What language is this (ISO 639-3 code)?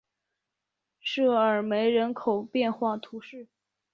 zho